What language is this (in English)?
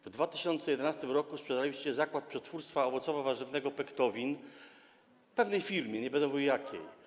Polish